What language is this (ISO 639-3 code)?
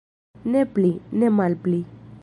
epo